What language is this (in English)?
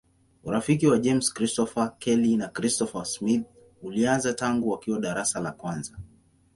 Swahili